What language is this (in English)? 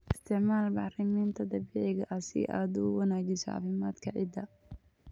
Somali